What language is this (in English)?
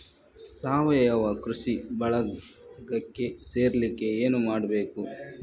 Kannada